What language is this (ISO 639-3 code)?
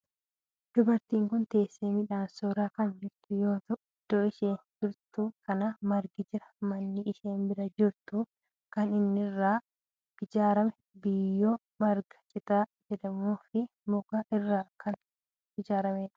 orm